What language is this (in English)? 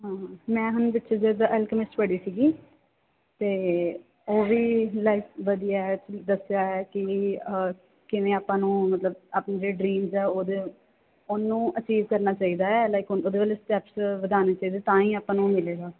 Punjabi